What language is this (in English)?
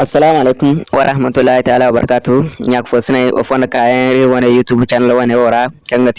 Indonesian